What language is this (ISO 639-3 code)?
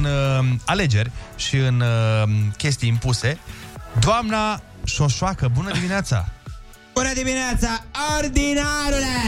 ron